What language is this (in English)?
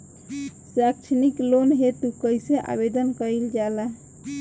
Bhojpuri